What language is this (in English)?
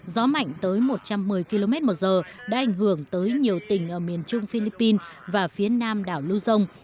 Vietnamese